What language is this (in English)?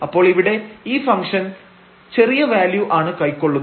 Malayalam